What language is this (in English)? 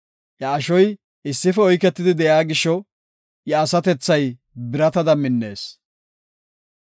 Gofa